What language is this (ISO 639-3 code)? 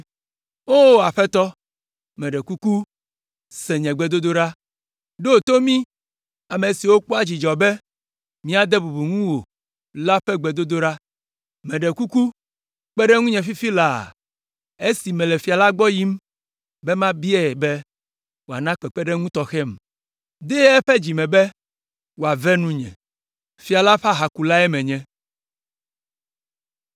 ewe